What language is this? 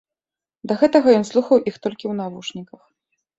Belarusian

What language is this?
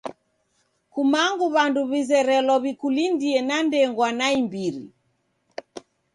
Taita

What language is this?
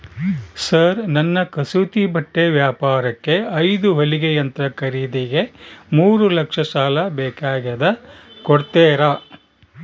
Kannada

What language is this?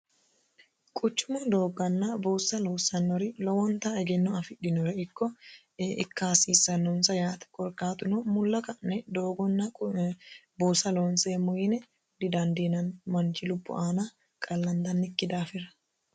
Sidamo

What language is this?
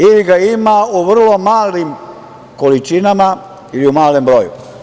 Serbian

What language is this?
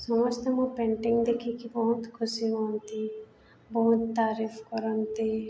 Odia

